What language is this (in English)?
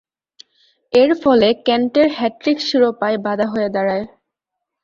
Bangla